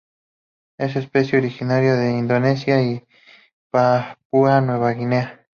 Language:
Spanish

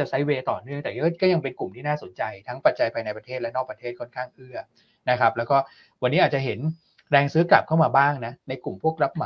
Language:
Thai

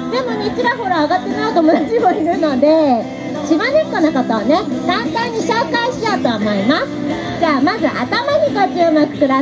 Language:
Japanese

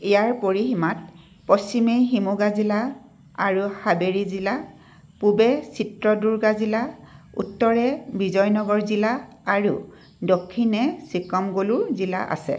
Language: Assamese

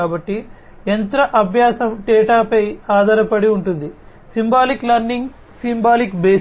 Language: Telugu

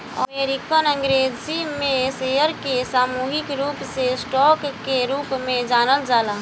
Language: Bhojpuri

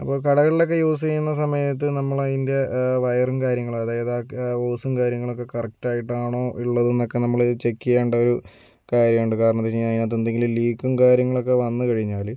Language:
Malayalam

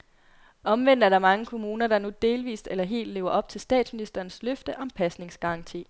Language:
Danish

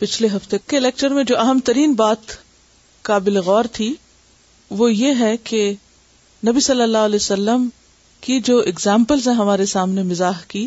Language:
Urdu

